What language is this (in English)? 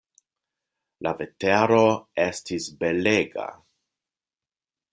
Esperanto